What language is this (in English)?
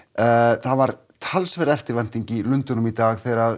Icelandic